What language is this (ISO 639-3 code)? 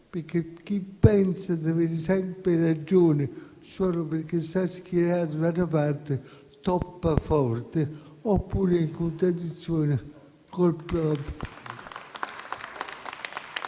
ita